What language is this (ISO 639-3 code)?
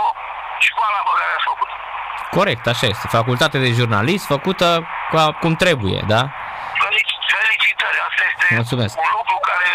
ron